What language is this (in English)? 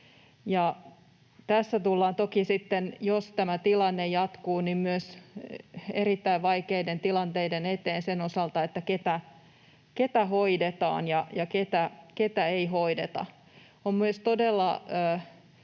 Finnish